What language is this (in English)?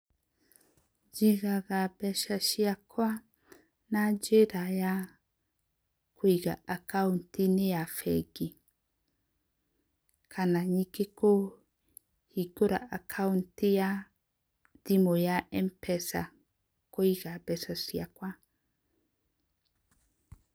Kikuyu